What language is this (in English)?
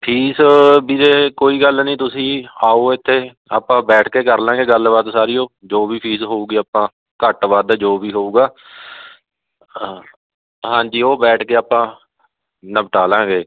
Punjabi